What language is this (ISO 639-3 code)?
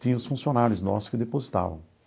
por